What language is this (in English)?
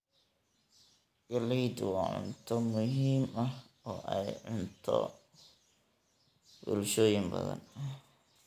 Somali